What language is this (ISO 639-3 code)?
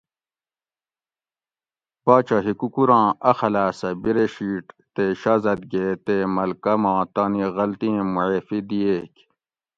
gwc